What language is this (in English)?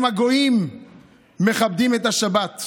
Hebrew